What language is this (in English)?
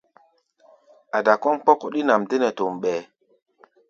Gbaya